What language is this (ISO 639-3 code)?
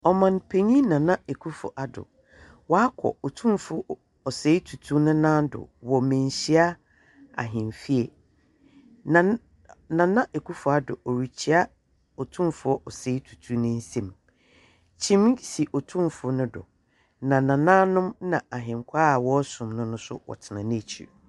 aka